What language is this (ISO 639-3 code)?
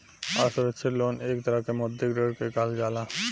bho